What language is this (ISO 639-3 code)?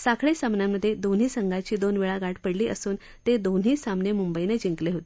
mar